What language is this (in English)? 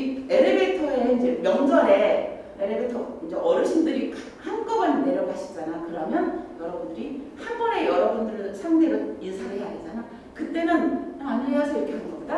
Korean